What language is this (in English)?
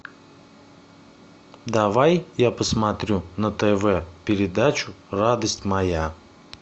Russian